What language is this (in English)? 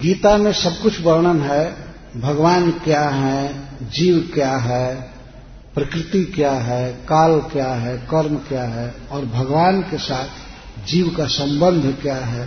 Hindi